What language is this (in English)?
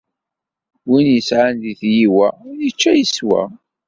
Kabyle